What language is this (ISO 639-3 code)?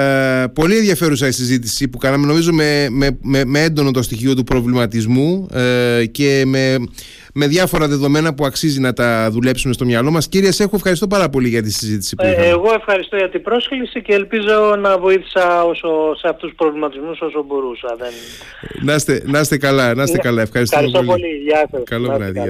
ell